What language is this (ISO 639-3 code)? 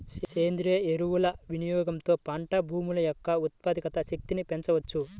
tel